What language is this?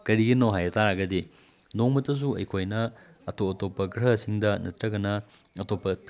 Manipuri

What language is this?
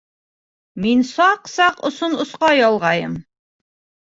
Bashkir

